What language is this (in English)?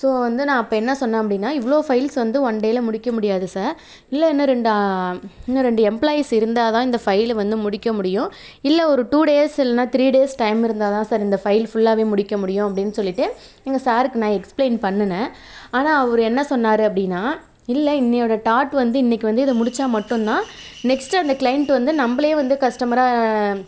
Tamil